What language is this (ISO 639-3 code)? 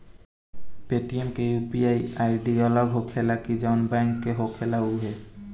bho